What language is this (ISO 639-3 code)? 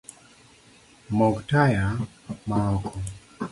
luo